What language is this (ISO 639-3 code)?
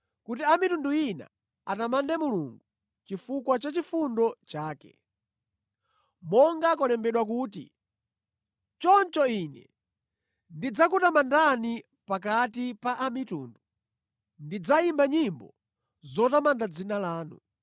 nya